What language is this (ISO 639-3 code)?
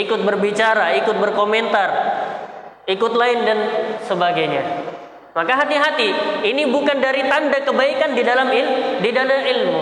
ind